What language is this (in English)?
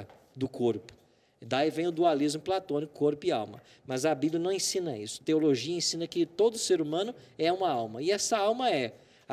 Portuguese